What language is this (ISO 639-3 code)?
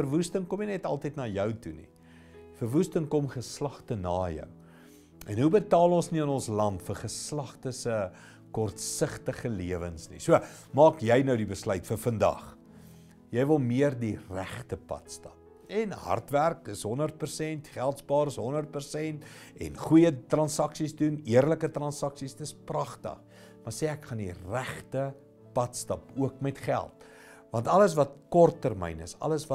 nld